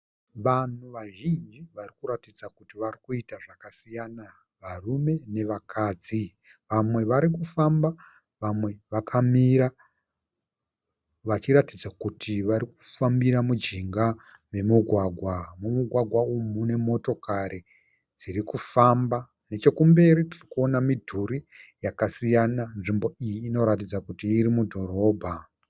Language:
Shona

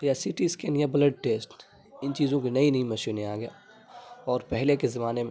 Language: Urdu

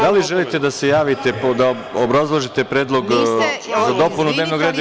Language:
Serbian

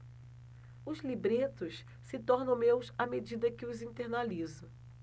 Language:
Portuguese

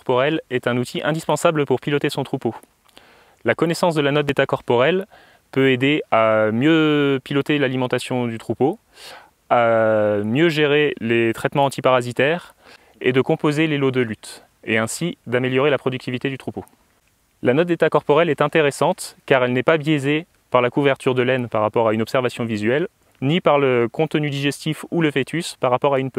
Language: French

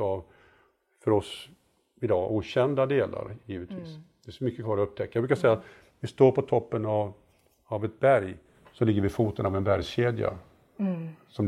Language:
Swedish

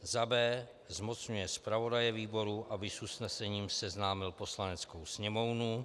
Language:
Czech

